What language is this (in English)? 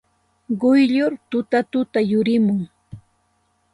Santa Ana de Tusi Pasco Quechua